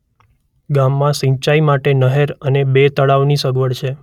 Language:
Gujarati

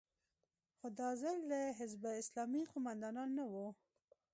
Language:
Pashto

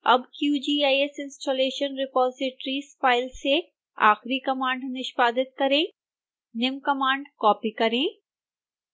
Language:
Hindi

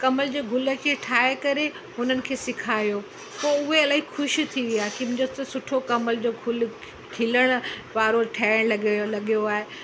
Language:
Sindhi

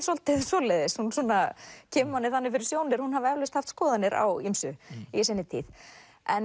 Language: Icelandic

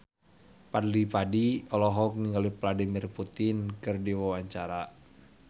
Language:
Sundanese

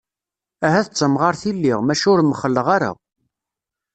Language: Kabyle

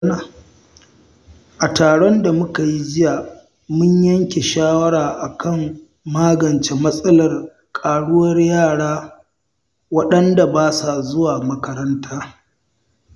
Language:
Hausa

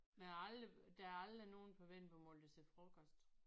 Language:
Danish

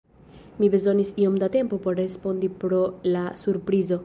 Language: Esperanto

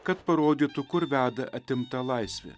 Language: Lithuanian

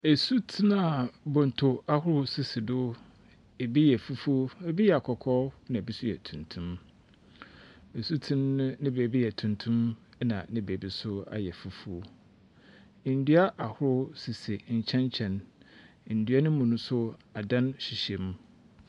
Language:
Akan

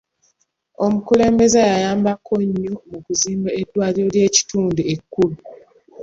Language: Ganda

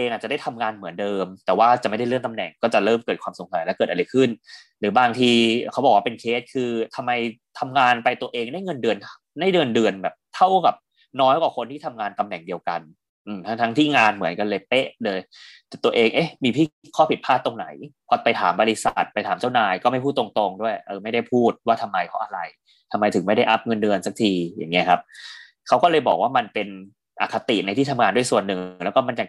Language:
Thai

